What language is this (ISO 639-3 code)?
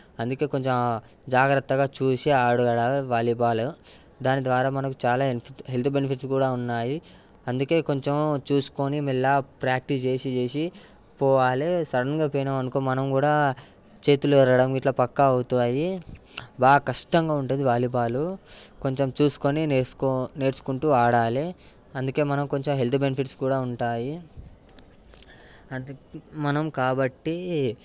tel